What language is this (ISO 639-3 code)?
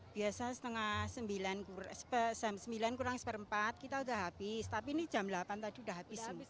ind